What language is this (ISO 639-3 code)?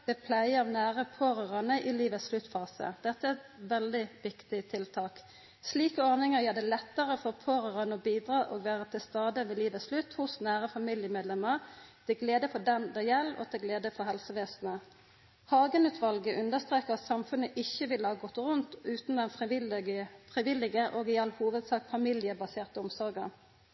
nno